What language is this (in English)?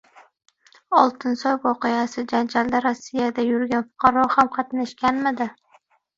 Uzbek